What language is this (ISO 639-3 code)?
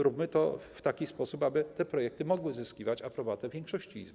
pol